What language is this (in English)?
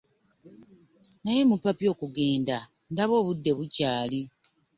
Ganda